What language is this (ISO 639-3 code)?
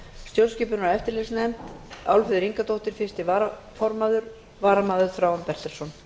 isl